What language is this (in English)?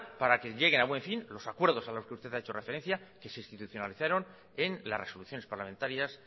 Spanish